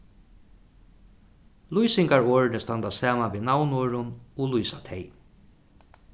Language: Faroese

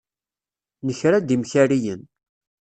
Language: Kabyle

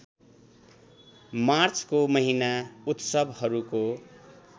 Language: Nepali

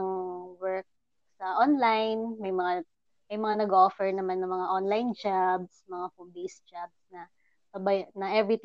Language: Filipino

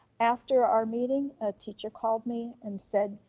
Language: English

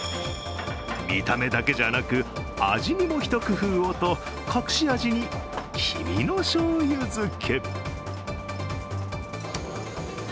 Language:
Japanese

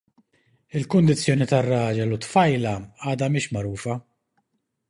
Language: Maltese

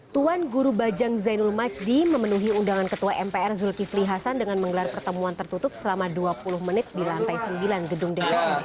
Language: Indonesian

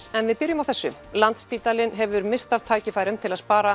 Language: Icelandic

